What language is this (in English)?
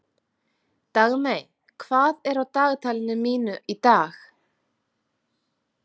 Icelandic